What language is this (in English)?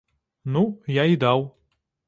Belarusian